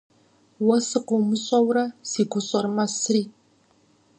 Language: Kabardian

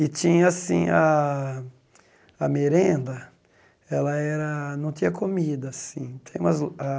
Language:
Portuguese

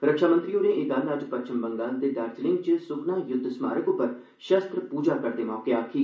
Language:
Dogri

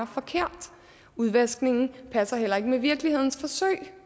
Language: Danish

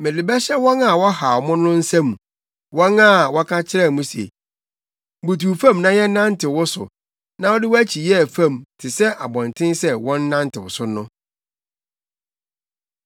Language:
Akan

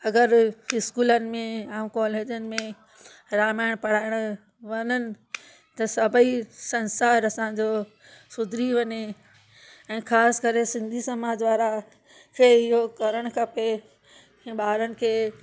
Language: Sindhi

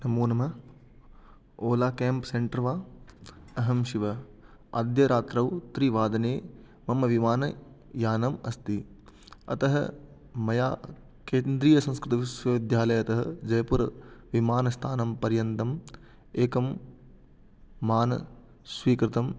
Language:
Sanskrit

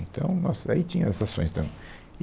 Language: Portuguese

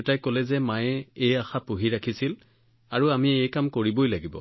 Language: Assamese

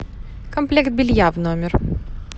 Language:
Russian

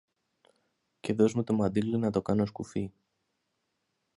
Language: Greek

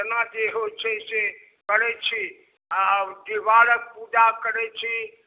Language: Maithili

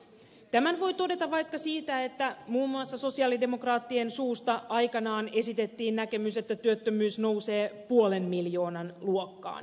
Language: Finnish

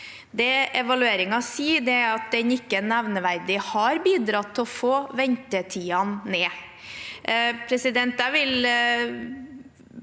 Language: Norwegian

